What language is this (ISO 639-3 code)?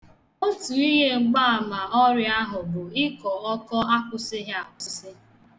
ibo